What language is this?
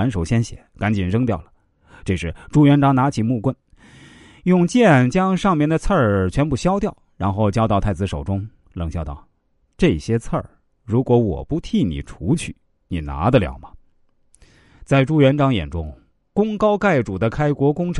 Chinese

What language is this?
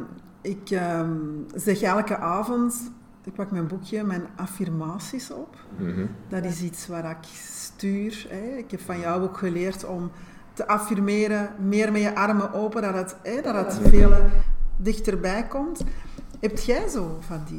Dutch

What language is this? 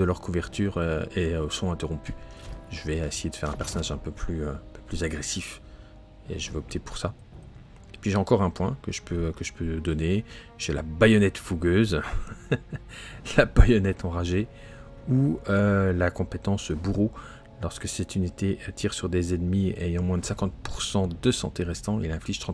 French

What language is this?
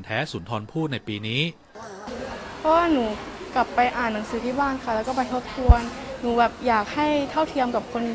Thai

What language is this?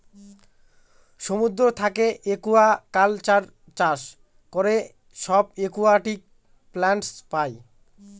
Bangla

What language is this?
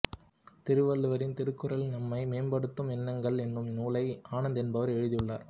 Tamil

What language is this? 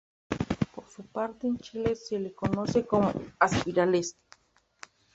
Spanish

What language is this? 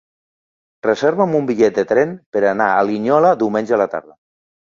Catalan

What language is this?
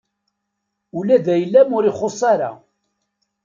Kabyle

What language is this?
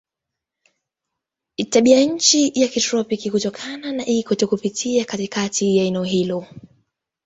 Swahili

